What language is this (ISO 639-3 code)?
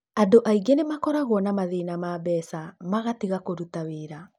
kik